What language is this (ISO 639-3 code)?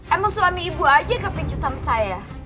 ind